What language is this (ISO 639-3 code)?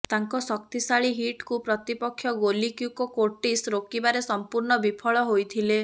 ori